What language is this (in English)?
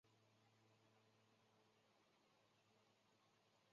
Chinese